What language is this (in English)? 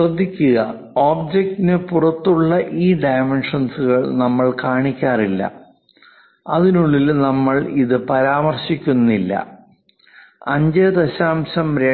Malayalam